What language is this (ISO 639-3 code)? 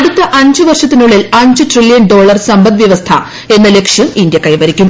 mal